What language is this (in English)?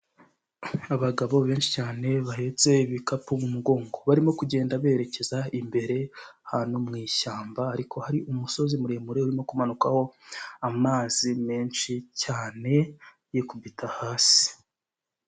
Kinyarwanda